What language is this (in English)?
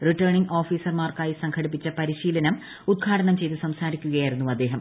Malayalam